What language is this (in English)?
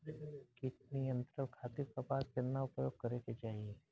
Bhojpuri